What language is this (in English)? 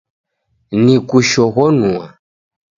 Taita